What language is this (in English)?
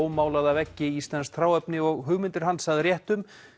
Icelandic